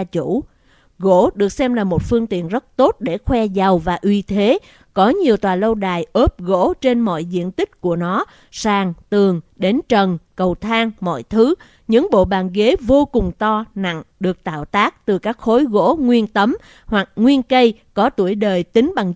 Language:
Vietnamese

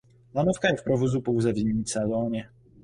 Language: Czech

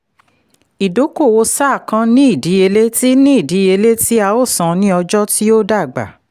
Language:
Yoruba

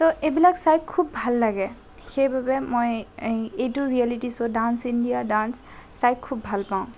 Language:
Assamese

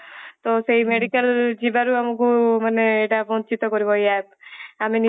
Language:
Odia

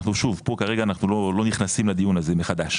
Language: Hebrew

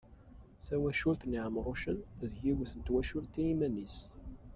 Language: Kabyle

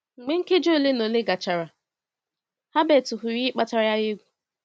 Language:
Igbo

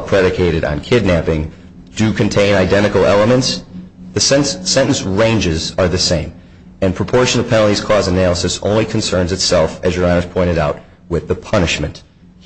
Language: English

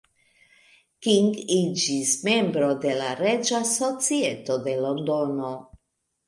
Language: Esperanto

